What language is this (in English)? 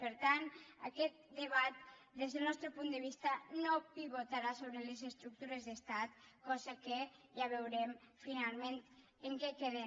Catalan